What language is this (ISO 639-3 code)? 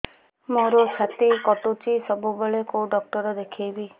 ori